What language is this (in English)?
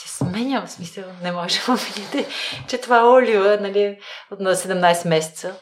Bulgarian